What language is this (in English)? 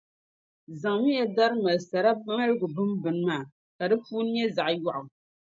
Dagbani